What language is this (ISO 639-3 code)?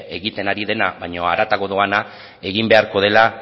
eus